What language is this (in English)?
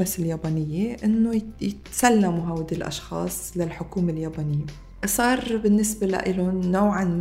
Arabic